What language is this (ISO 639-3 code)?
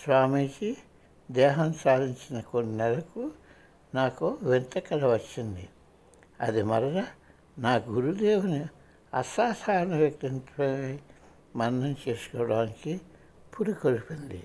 tel